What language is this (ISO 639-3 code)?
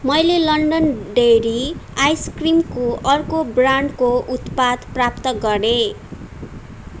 nep